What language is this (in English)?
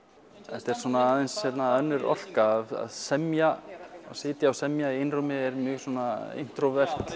Icelandic